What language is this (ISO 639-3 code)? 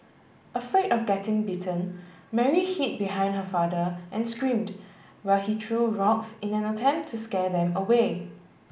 eng